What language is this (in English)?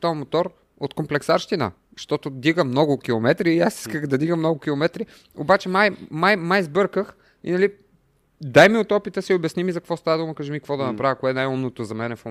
Bulgarian